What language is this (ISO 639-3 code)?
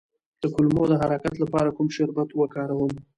pus